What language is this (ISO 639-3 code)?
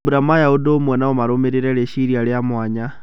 kik